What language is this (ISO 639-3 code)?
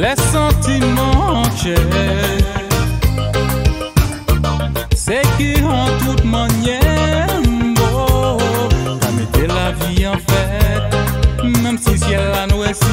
ron